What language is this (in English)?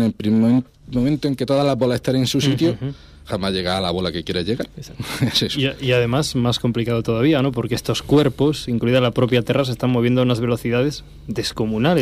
Spanish